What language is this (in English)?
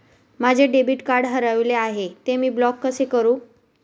Marathi